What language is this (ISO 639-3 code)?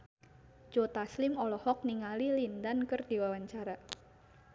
sun